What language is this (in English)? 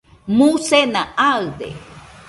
Nüpode Huitoto